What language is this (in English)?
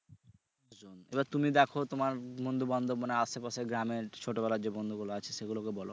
Bangla